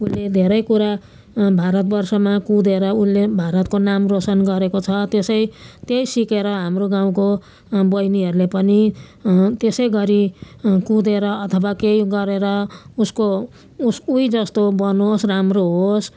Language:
Nepali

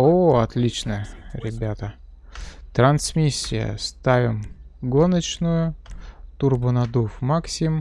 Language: Russian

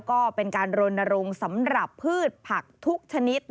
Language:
Thai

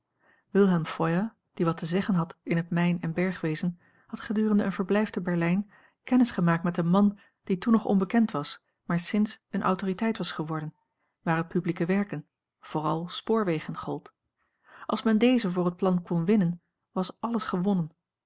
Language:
Dutch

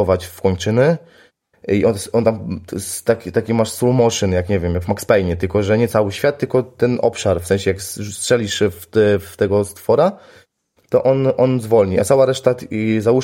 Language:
Polish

